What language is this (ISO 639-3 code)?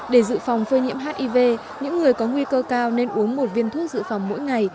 vie